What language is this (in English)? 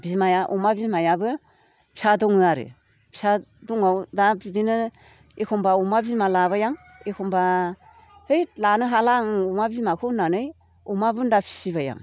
Bodo